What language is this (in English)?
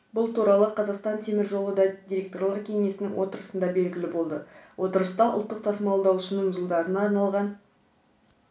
Kazakh